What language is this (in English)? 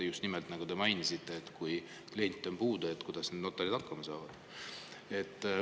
Estonian